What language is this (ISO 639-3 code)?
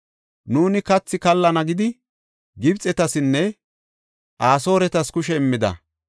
gof